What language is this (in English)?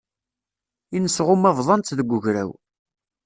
Kabyle